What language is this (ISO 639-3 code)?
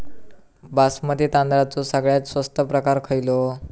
mar